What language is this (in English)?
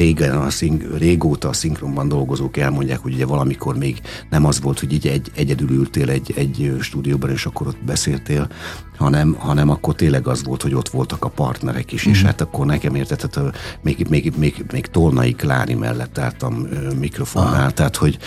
Hungarian